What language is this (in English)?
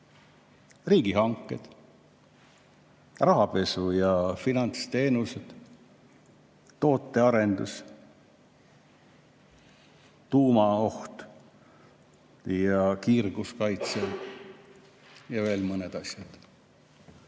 Estonian